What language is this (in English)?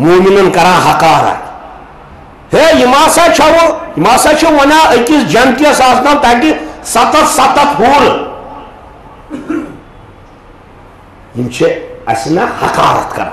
Turkish